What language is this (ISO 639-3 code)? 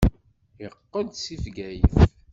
kab